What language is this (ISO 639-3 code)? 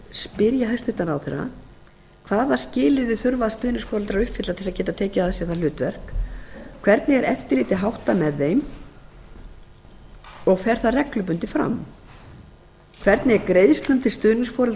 isl